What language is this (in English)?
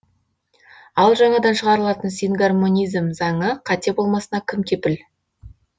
Kazakh